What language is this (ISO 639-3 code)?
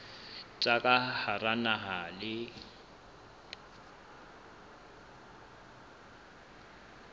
sot